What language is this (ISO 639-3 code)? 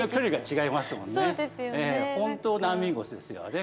jpn